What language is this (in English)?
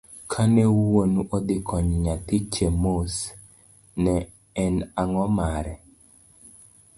Luo (Kenya and Tanzania)